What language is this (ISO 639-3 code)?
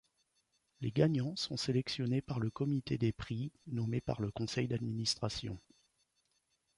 fra